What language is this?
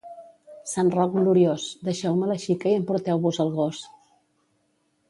Catalan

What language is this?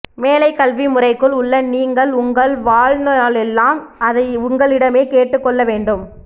Tamil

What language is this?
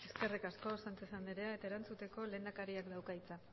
Basque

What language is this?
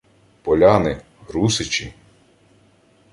Ukrainian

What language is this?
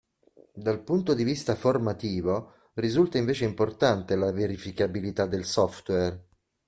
Italian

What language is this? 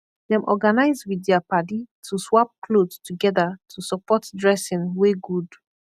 Nigerian Pidgin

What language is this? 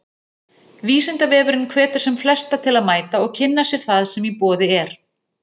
Icelandic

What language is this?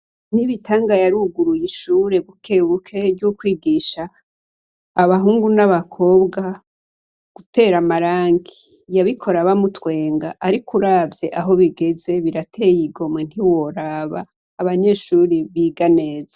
Rundi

